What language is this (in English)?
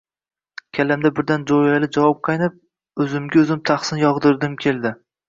Uzbek